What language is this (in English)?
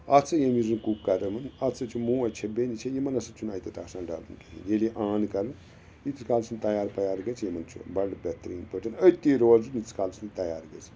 Kashmiri